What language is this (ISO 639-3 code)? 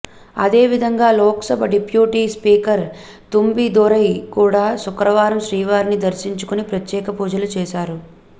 tel